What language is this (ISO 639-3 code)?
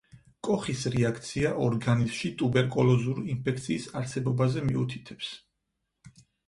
kat